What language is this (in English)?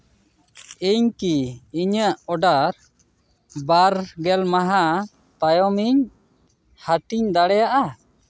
Santali